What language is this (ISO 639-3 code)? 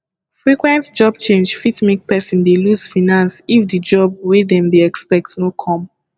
pcm